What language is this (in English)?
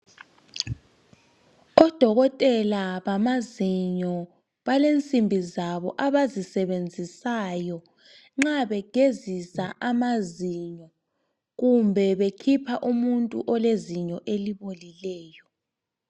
North Ndebele